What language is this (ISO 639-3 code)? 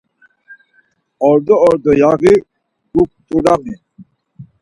lzz